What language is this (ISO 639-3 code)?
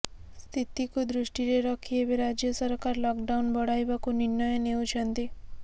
ori